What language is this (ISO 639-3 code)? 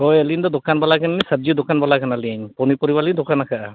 sat